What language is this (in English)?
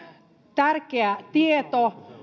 Finnish